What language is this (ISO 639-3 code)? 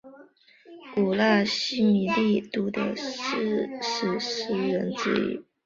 zho